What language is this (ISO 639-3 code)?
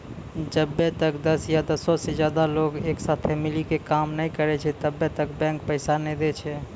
mai